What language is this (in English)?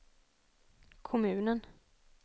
Swedish